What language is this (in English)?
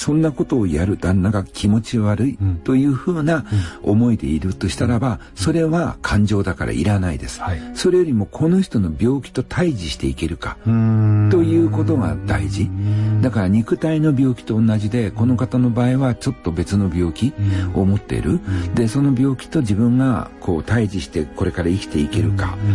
Japanese